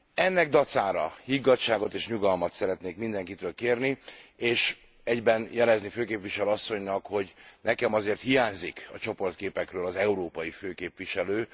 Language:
Hungarian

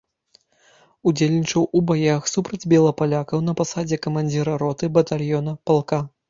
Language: Belarusian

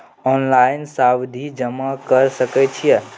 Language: Maithili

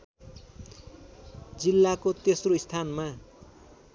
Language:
Nepali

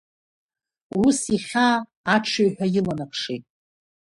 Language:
Abkhazian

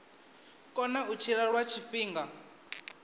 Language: Venda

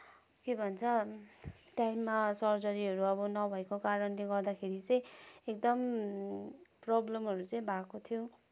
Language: Nepali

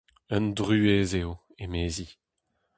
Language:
Breton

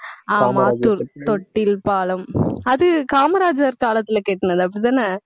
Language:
Tamil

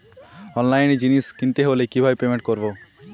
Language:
Bangla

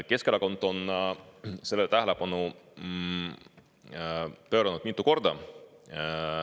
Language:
Estonian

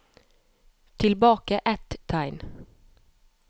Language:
Norwegian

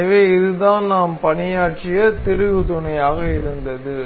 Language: Tamil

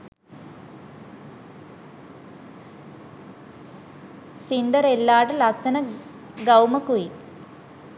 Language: Sinhala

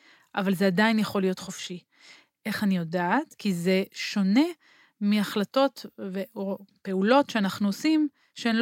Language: Hebrew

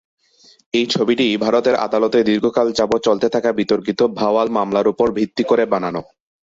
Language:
Bangla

